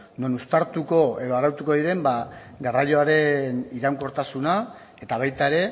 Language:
Basque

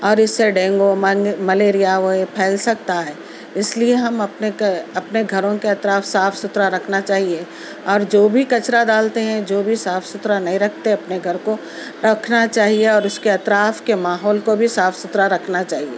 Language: Urdu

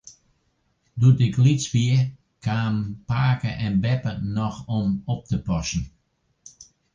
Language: Western Frisian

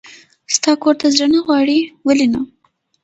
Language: Pashto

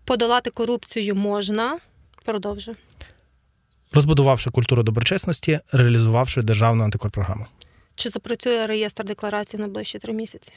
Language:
Ukrainian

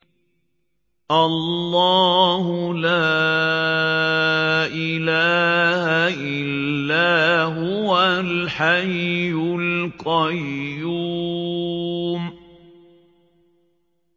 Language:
Arabic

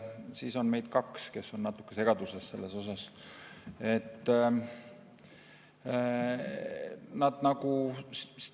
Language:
Estonian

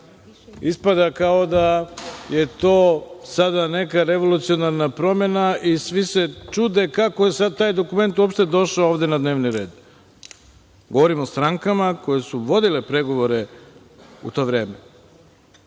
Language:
Serbian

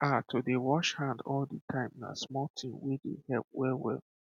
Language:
Nigerian Pidgin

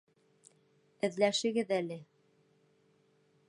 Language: Bashkir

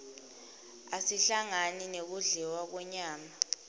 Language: Swati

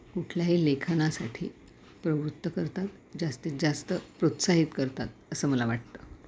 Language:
Marathi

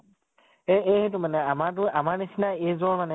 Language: Assamese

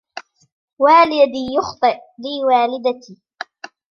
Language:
Arabic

